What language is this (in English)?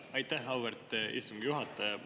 Estonian